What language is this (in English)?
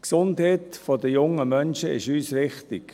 Swiss German